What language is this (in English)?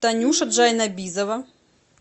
Russian